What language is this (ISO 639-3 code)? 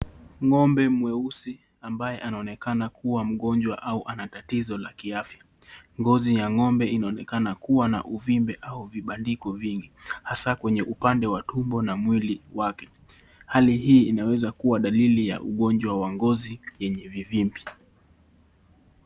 swa